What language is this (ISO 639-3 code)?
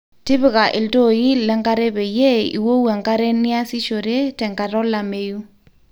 mas